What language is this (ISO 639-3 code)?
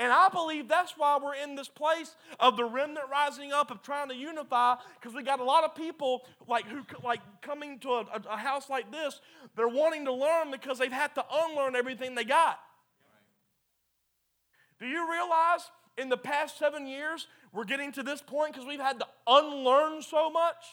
eng